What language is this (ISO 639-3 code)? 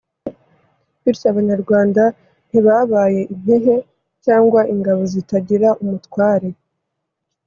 kin